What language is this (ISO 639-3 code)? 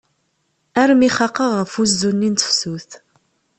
kab